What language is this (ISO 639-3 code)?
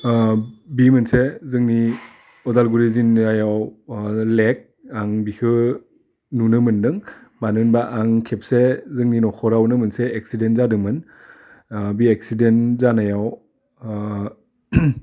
brx